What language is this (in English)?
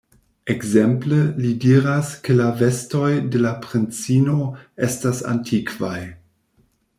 Esperanto